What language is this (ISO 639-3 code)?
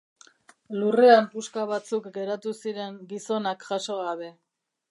eus